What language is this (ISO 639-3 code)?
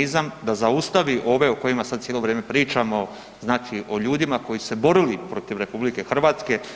hrv